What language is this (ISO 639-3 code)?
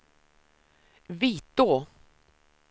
swe